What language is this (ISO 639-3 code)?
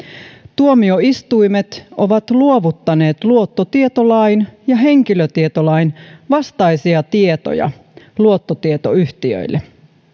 fin